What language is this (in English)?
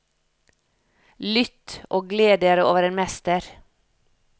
Norwegian